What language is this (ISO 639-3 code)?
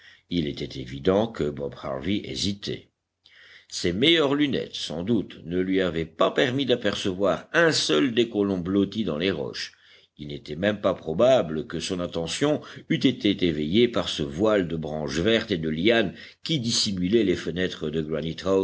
fra